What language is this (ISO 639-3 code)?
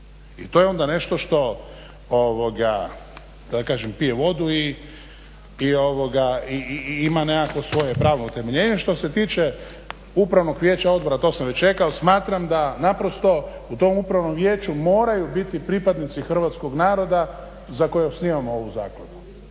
hrv